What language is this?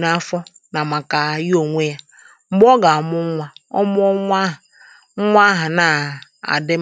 Igbo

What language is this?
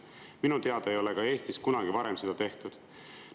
Estonian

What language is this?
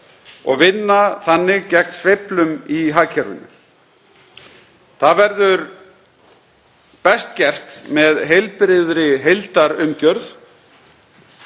Icelandic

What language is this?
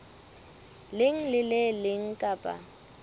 Southern Sotho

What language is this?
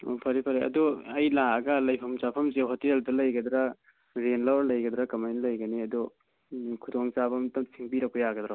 Manipuri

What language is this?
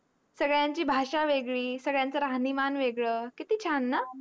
Marathi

